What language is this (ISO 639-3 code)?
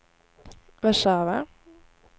swe